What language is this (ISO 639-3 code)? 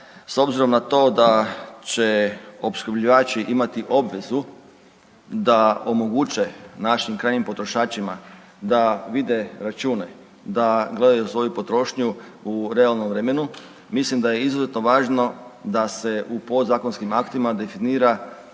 hrv